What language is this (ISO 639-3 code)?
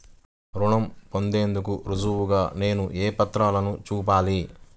tel